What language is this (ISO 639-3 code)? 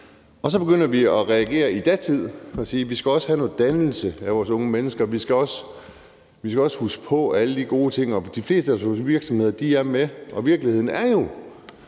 dan